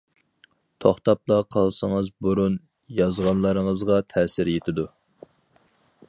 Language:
Uyghur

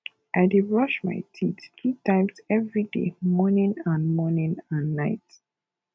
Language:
Nigerian Pidgin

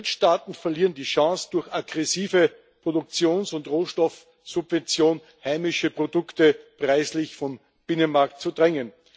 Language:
German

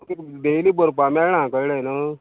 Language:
Konkani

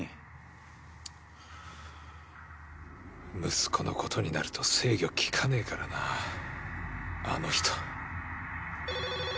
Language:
Japanese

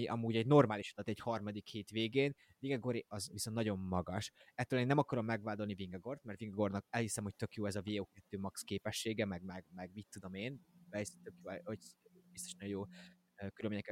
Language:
Hungarian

